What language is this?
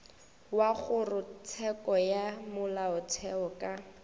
Northern Sotho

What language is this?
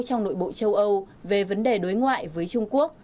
Vietnamese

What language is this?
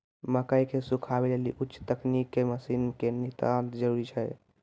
Maithili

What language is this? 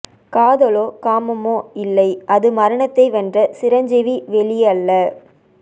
Tamil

